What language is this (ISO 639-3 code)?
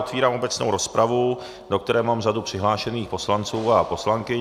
ces